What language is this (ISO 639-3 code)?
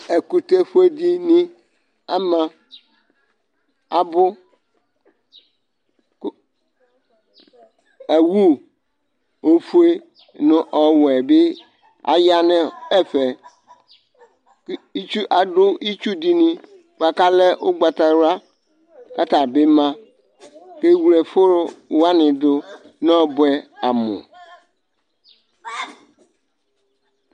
kpo